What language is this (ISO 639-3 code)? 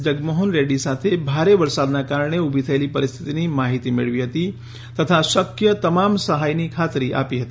guj